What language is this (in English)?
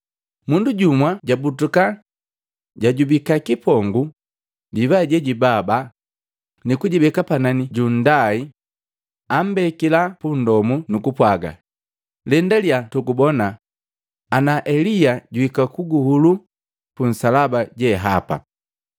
Matengo